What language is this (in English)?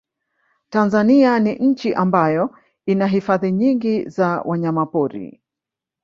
Swahili